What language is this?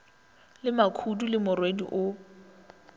Northern Sotho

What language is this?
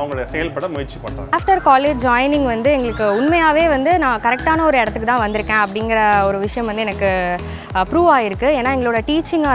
Korean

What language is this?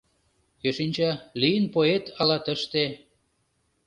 Mari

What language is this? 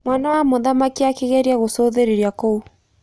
Kikuyu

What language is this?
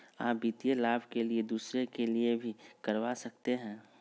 Magahi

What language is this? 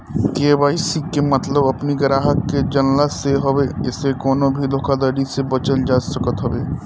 Bhojpuri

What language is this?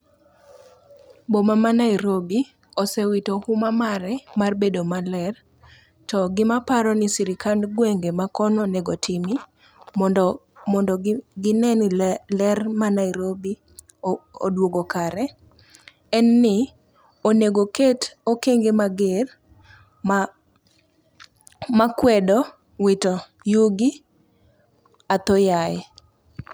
Luo (Kenya and Tanzania)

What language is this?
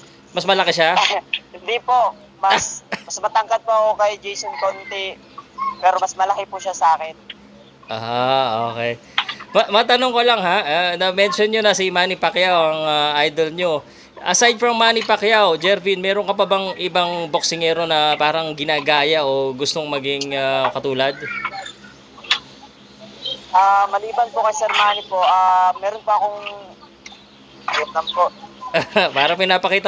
Filipino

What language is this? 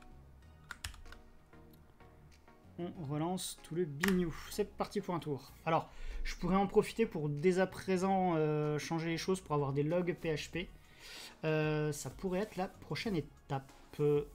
French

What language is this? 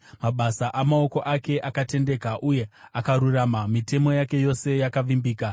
Shona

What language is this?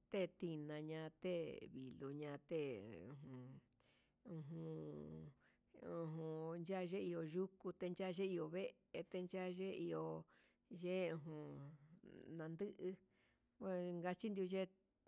Huitepec Mixtec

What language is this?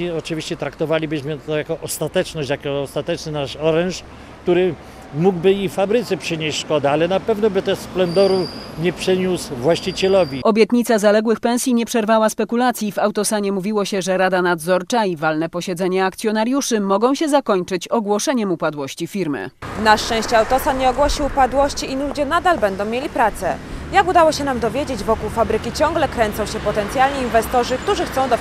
Polish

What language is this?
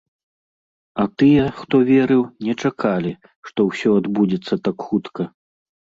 Belarusian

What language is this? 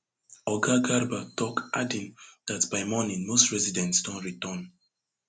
Nigerian Pidgin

